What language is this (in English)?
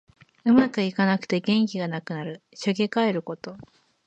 Japanese